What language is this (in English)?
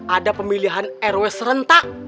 Indonesian